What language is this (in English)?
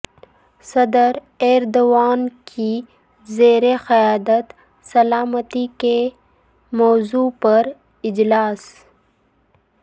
Urdu